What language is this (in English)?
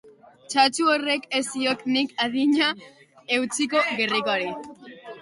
Basque